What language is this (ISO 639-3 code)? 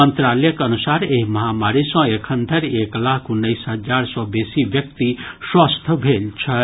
mai